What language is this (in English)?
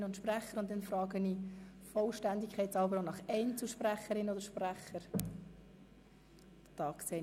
Swiss German